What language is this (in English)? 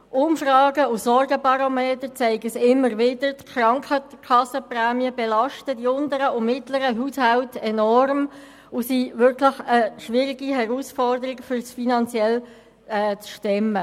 Swiss German